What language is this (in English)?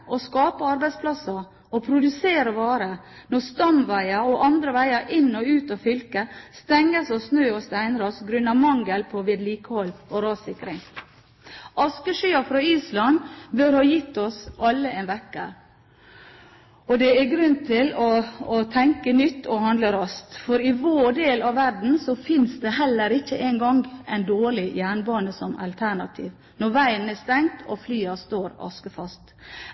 Norwegian Bokmål